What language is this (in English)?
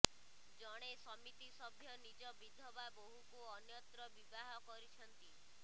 Odia